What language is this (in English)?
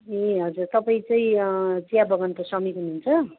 Nepali